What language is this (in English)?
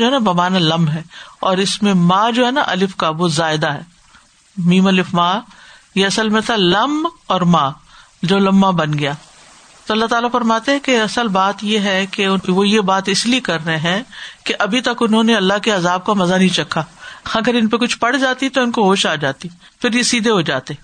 Urdu